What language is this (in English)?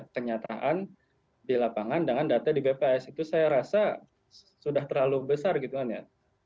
Indonesian